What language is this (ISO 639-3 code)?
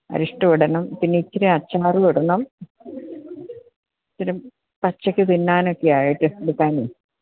mal